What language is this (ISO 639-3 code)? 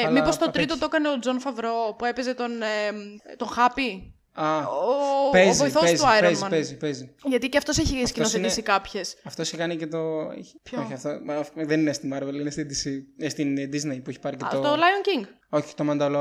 ell